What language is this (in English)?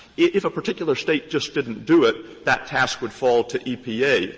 English